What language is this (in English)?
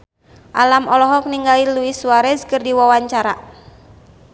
Sundanese